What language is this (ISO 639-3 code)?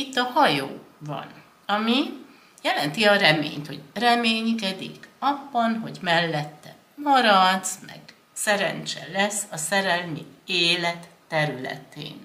hun